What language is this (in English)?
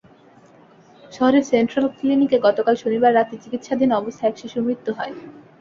Bangla